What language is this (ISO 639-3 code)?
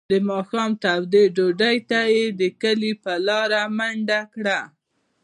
pus